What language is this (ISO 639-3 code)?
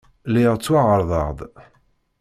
kab